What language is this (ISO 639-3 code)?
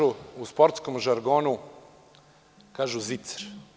srp